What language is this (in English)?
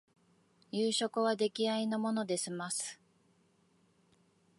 Japanese